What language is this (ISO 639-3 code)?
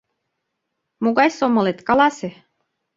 chm